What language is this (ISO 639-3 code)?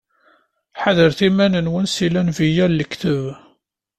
kab